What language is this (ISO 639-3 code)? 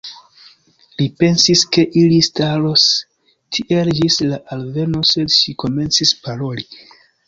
epo